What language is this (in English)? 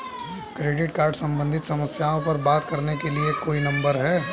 Hindi